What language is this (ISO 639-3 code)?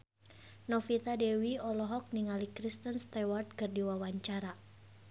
sun